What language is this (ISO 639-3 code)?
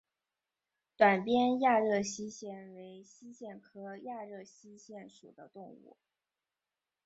zho